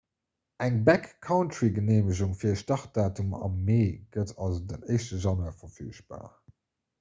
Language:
Luxembourgish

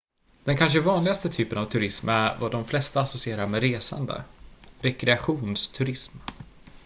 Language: Swedish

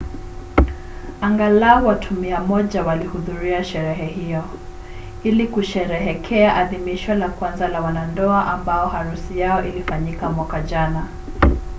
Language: Swahili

